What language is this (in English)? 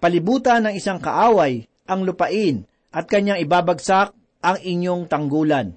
Filipino